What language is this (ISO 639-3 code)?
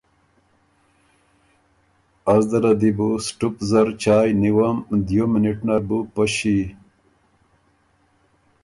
oru